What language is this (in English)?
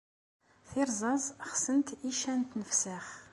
Kabyle